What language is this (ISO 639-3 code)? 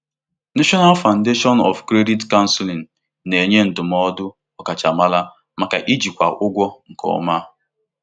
ibo